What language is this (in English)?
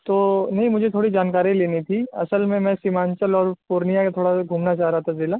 Urdu